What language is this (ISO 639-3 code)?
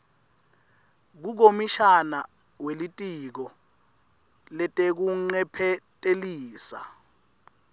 ssw